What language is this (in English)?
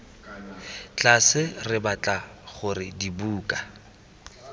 Tswana